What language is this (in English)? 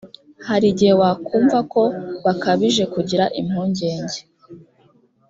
Kinyarwanda